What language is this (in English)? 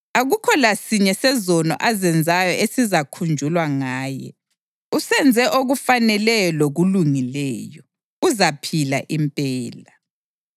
North Ndebele